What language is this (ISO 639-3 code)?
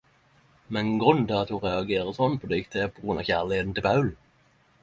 nno